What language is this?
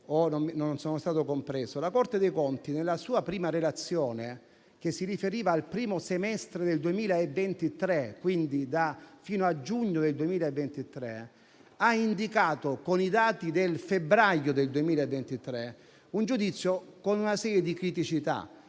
Italian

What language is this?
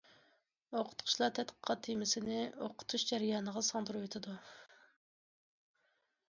Uyghur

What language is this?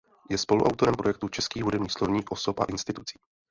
Czech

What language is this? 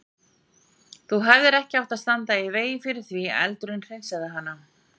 Icelandic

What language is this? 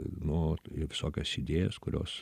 Lithuanian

